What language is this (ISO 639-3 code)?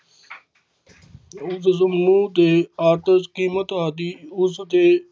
pan